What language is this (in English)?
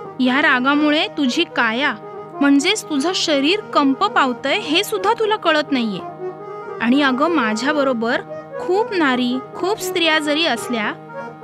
Marathi